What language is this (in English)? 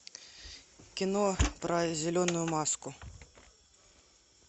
Russian